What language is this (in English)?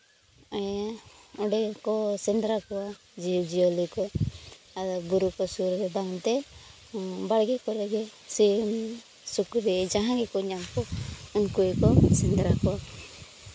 Santali